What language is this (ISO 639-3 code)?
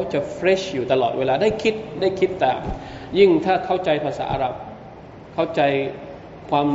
tha